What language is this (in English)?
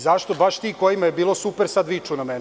Serbian